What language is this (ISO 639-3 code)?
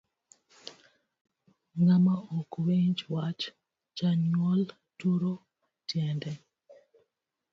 luo